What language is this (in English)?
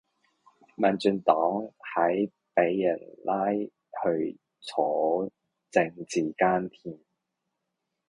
Cantonese